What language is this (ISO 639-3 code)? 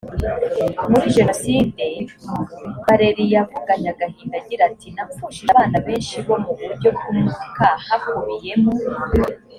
kin